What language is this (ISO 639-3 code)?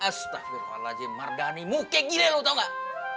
ind